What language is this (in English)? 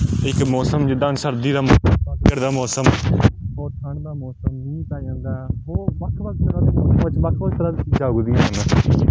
Punjabi